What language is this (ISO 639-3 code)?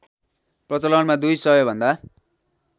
nep